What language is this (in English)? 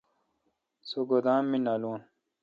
Kalkoti